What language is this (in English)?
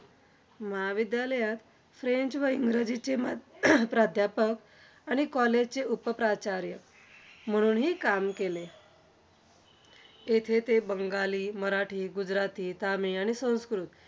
Marathi